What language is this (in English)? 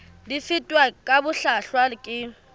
Southern Sotho